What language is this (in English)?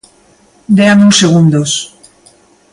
Galician